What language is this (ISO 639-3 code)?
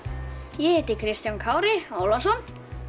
isl